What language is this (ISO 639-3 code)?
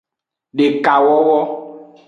ajg